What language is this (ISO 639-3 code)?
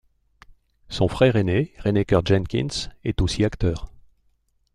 fra